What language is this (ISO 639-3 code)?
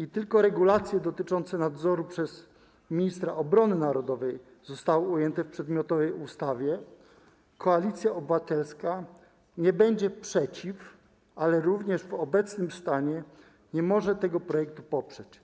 pol